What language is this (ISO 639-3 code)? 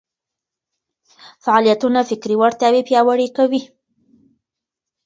pus